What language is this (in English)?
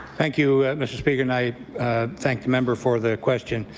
English